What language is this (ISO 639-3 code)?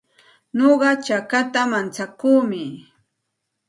qxt